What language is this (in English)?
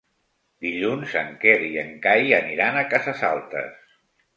Catalan